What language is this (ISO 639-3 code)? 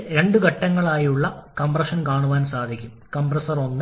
mal